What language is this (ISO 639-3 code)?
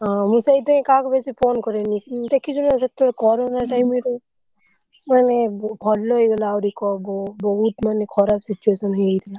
ori